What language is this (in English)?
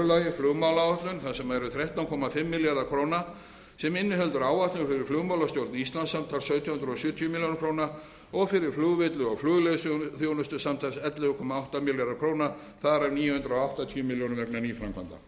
Icelandic